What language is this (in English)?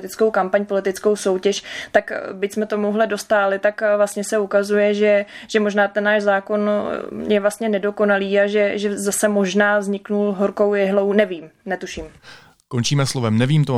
Czech